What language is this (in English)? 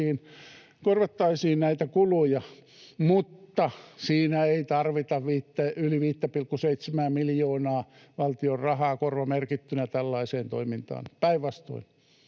Finnish